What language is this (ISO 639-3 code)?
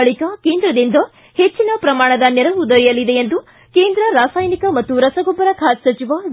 kan